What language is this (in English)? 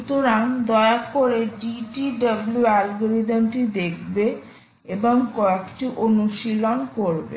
Bangla